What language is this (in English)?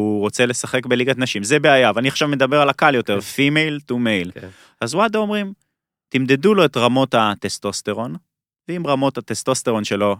Hebrew